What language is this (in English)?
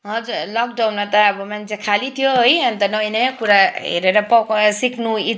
Nepali